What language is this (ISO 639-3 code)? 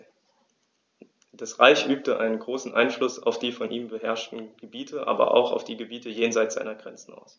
deu